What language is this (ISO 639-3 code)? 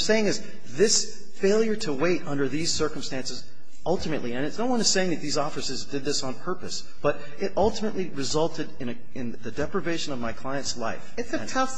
eng